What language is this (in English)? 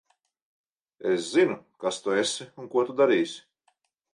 Latvian